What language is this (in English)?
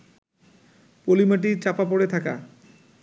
Bangla